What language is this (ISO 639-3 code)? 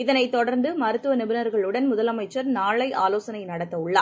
tam